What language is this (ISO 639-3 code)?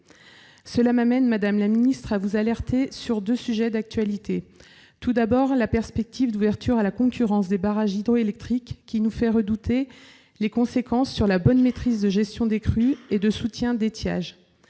fra